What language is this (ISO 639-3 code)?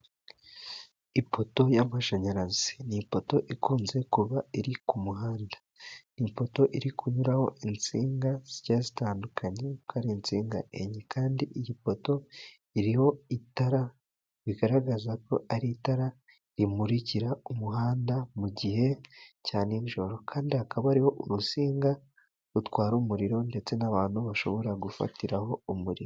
kin